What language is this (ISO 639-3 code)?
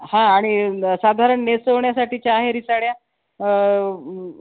mar